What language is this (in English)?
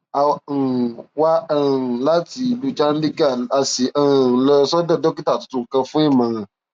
Yoruba